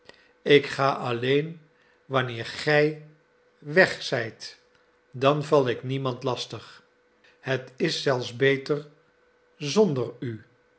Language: Dutch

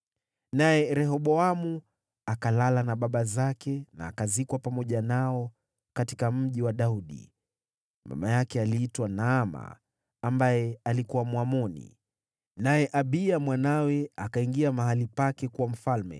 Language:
Swahili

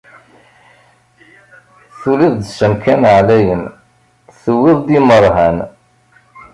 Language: Kabyle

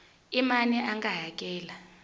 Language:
Tsonga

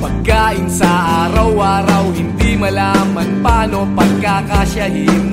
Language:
Filipino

